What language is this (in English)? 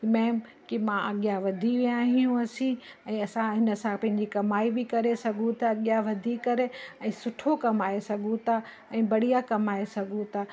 Sindhi